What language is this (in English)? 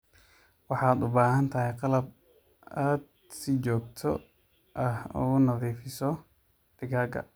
Somali